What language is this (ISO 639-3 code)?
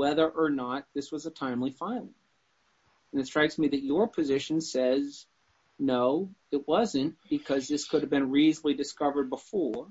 eng